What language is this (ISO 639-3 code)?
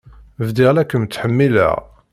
kab